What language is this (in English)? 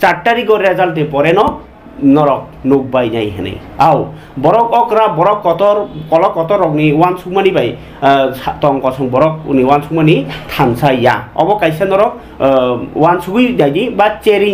Bangla